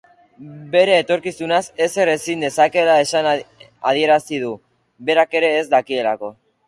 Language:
Basque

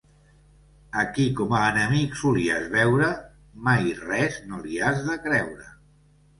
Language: Catalan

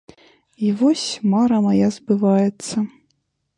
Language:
Belarusian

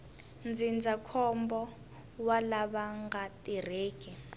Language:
Tsonga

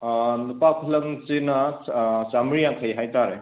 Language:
Manipuri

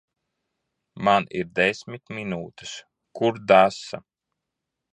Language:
Latvian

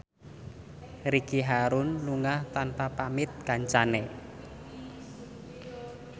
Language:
Javanese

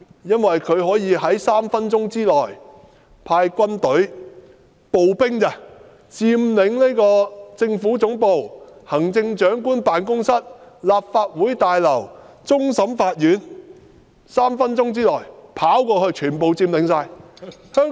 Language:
Cantonese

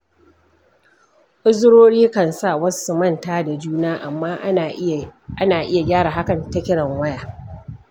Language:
Hausa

